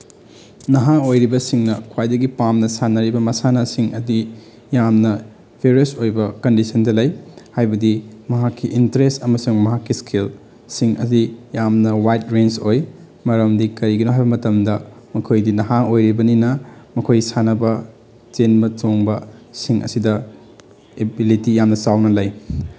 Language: Manipuri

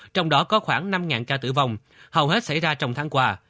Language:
Vietnamese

